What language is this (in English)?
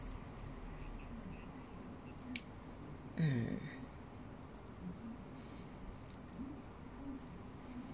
English